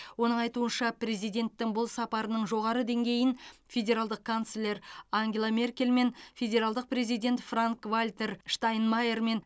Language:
Kazakh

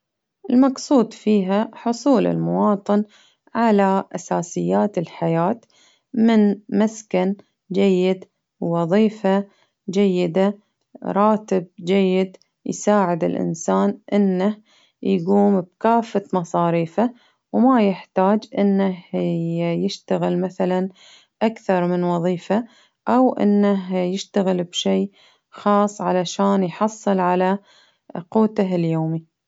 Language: Baharna Arabic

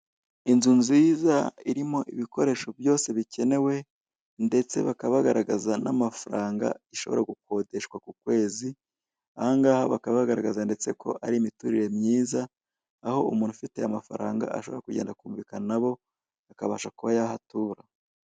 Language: Kinyarwanda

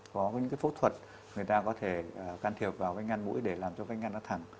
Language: Vietnamese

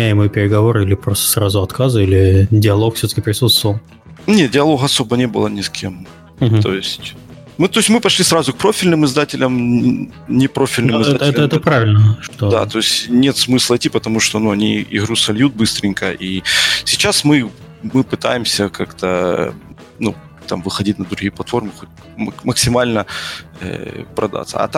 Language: Russian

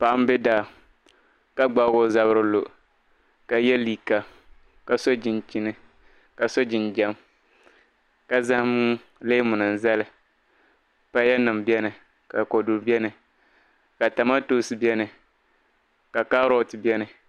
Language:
Dagbani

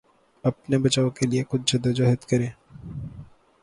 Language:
Urdu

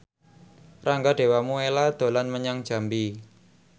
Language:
Javanese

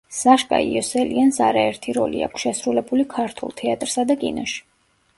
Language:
Georgian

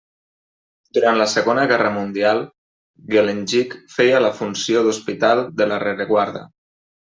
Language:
Catalan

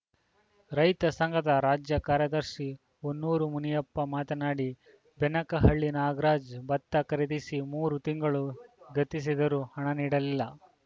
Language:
Kannada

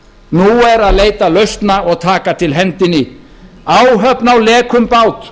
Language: Icelandic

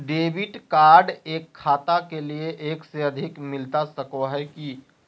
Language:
Magahi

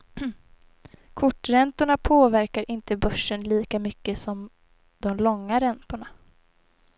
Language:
Swedish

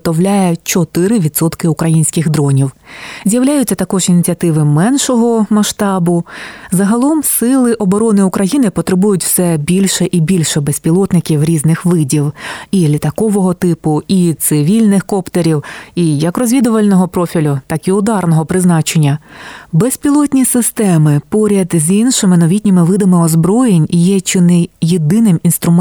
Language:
Ukrainian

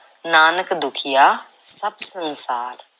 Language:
Punjabi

